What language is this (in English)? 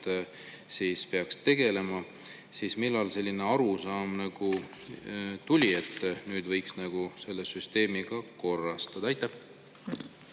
Estonian